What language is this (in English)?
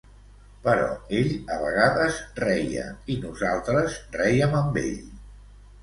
Catalan